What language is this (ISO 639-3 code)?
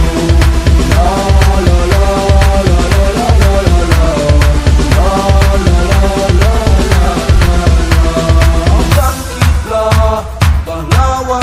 tur